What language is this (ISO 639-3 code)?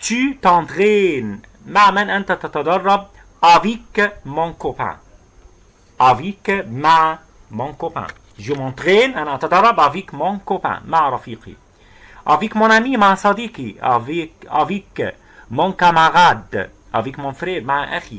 ara